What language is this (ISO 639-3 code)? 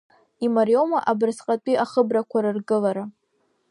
abk